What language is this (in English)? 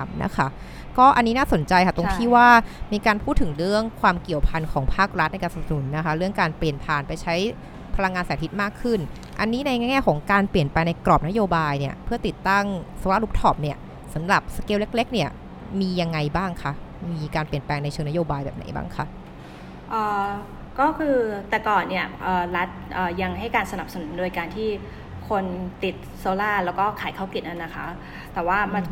Thai